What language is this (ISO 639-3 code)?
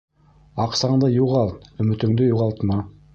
bak